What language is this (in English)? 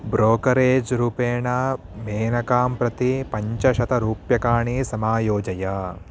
Sanskrit